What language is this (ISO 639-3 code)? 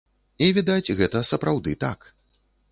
bel